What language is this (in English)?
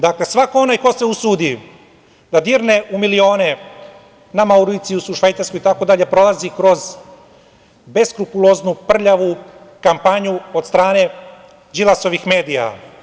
Serbian